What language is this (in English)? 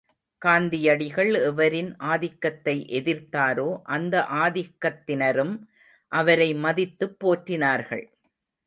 Tamil